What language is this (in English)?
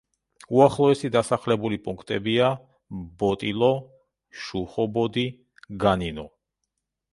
Georgian